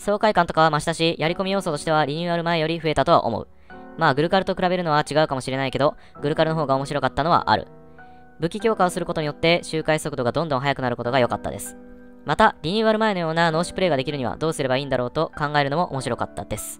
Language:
Japanese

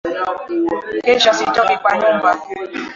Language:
Swahili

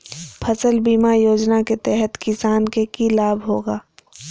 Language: Magahi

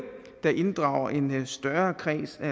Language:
Danish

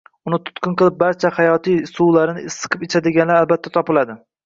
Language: Uzbek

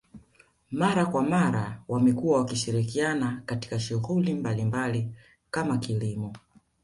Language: Swahili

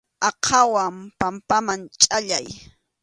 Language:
Arequipa-La Unión Quechua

